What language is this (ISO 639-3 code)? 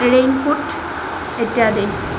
asm